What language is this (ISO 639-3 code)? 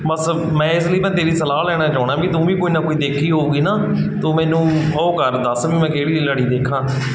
pan